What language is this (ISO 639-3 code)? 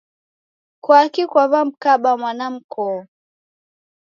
dav